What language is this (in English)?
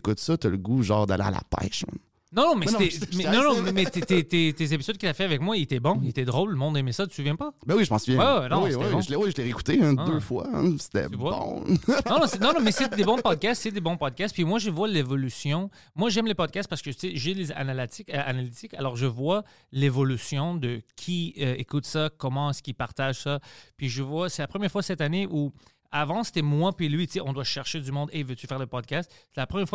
French